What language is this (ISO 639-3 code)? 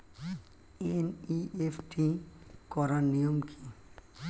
ben